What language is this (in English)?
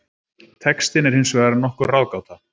Icelandic